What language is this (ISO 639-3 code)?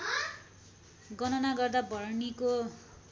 nep